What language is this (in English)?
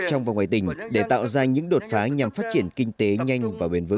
Vietnamese